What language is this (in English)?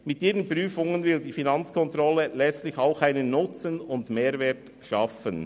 Swiss German